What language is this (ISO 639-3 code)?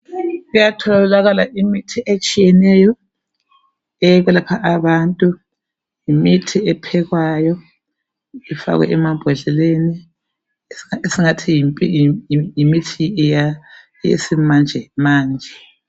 nde